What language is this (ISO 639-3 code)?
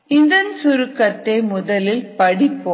tam